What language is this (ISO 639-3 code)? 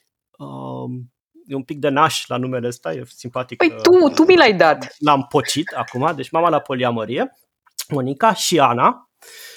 ron